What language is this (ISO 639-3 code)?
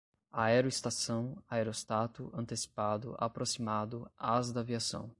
por